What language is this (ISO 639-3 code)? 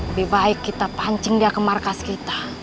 ind